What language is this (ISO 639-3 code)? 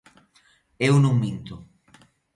glg